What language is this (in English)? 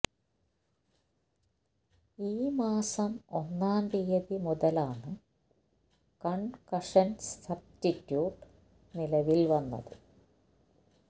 Malayalam